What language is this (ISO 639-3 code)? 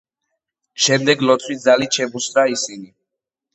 kat